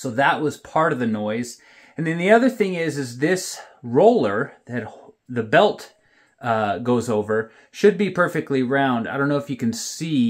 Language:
English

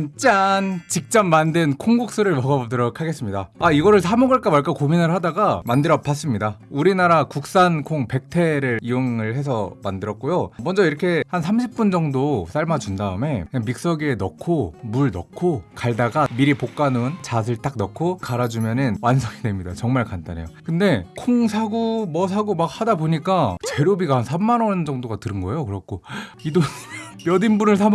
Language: Korean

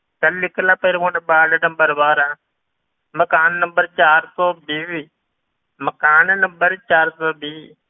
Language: Punjabi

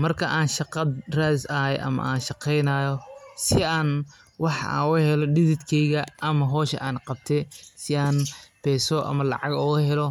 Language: Somali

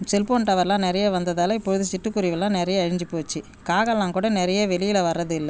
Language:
Tamil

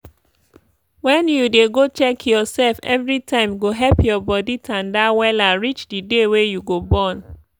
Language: Nigerian Pidgin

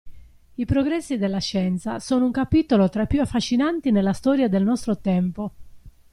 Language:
Italian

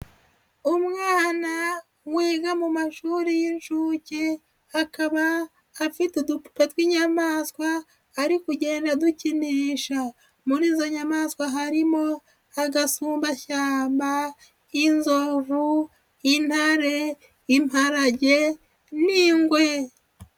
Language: Kinyarwanda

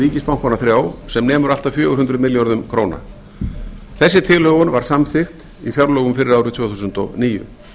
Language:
Icelandic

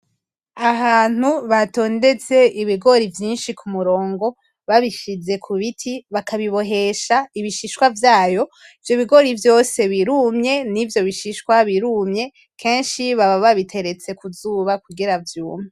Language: Rundi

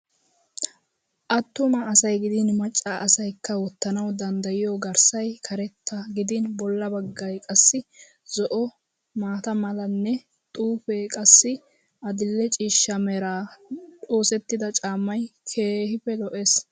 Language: Wolaytta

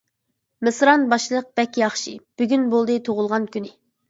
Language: Uyghur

